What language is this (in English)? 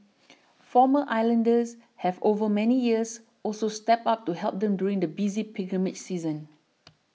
English